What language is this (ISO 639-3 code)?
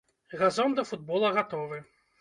bel